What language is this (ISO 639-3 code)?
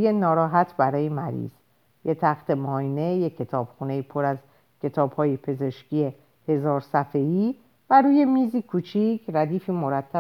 fas